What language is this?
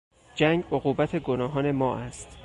Persian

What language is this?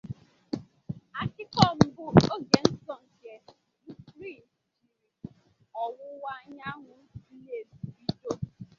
Igbo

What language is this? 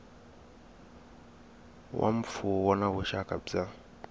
Tsonga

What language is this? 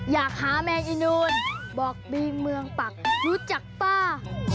Thai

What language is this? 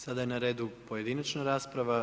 Croatian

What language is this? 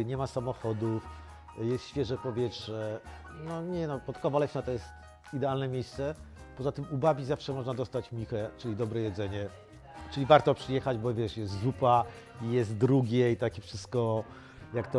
Polish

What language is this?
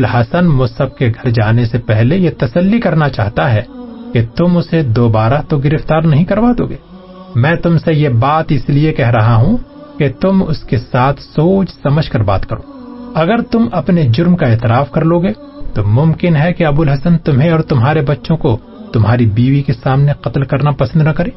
Urdu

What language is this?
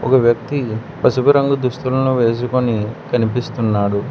Telugu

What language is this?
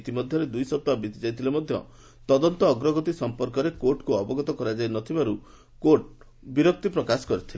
Odia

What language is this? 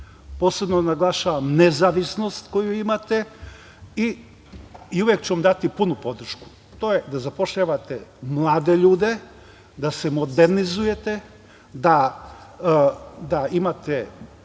Serbian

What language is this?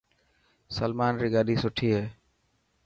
Dhatki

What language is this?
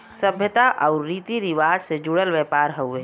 Bhojpuri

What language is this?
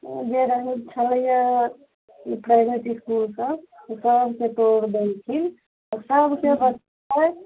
Maithili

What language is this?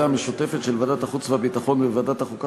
Hebrew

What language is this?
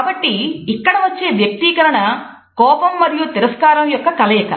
Telugu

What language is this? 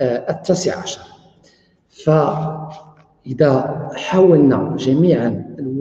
Arabic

